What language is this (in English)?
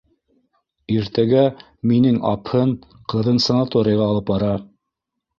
Bashkir